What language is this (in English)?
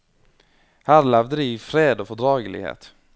Norwegian